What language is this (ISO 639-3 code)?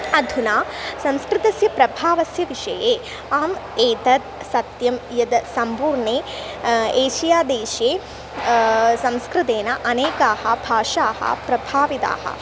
san